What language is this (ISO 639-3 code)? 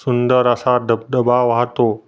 mar